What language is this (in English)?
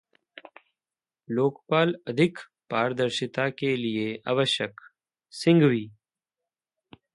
Hindi